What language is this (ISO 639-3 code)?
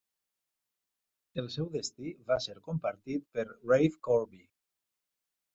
cat